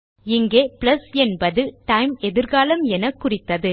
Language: Tamil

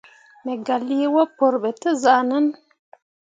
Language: Mundang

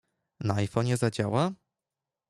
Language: Polish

